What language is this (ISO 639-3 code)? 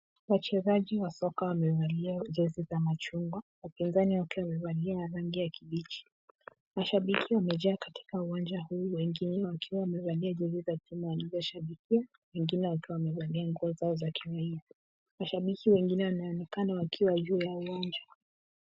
swa